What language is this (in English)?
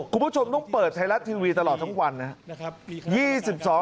Thai